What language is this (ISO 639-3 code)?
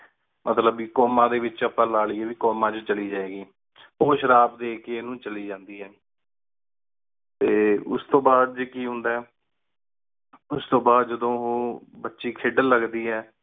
pan